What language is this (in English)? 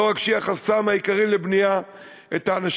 Hebrew